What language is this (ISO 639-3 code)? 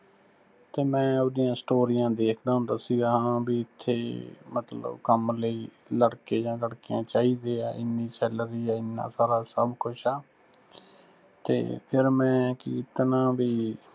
pan